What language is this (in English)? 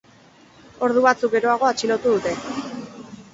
Basque